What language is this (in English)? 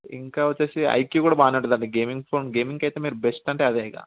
Telugu